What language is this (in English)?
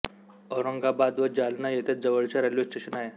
Marathi